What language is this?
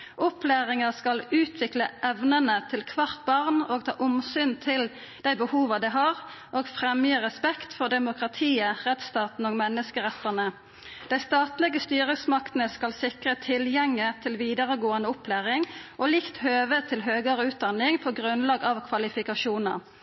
Norwegian Nynorsk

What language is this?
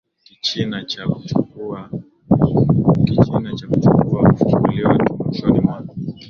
Swahili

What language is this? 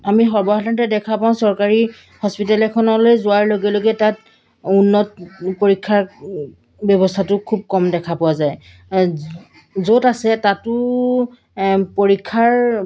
Assamese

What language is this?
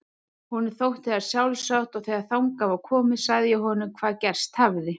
Icelandic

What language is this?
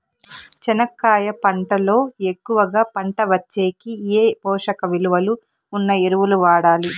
Telugu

